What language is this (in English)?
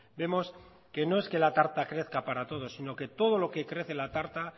Spanish